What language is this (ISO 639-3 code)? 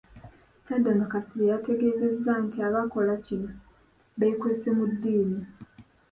lug